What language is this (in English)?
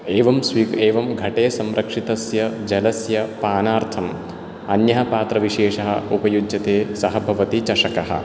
Sanskrit